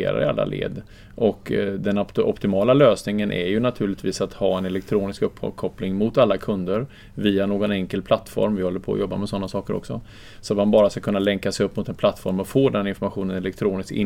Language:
Swedish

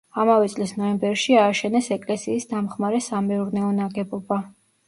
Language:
Georgian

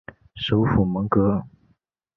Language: Chinese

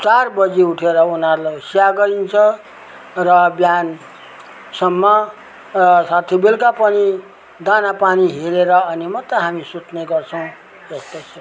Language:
Nepali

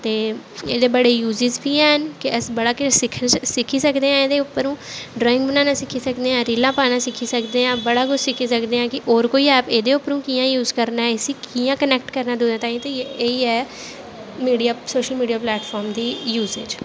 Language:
Dogri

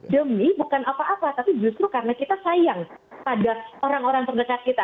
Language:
Indonesian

